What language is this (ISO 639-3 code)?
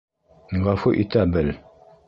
bak